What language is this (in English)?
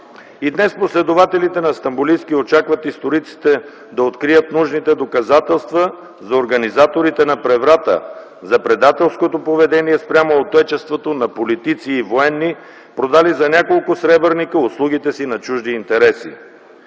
Bulgarian